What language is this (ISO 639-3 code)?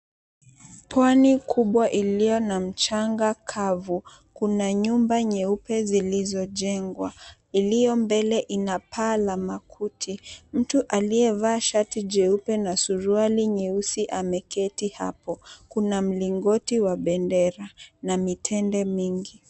swa